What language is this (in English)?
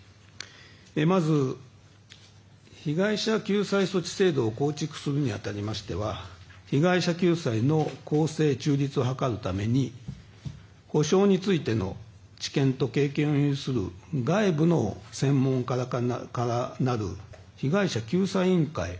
Japanese